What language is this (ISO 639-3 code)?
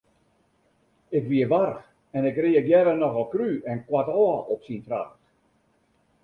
fry